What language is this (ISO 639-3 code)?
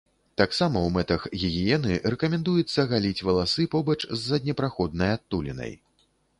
bel